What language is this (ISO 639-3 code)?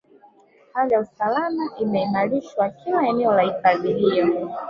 swa